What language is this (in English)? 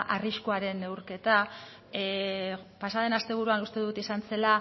Basque